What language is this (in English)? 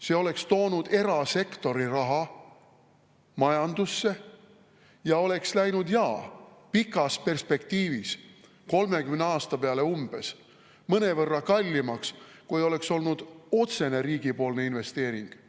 Estonian